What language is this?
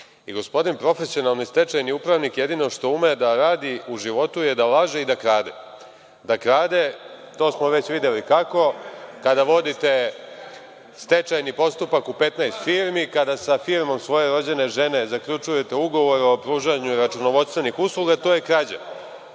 Serbian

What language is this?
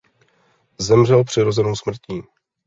Czech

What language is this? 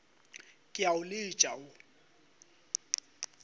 Northern Sotho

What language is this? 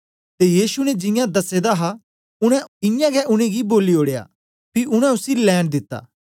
Dogri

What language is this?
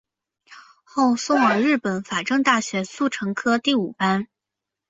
Chinese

